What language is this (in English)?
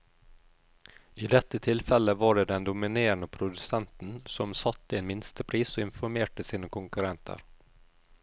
Norwegian